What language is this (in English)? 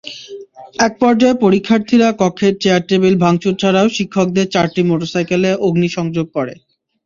Bangla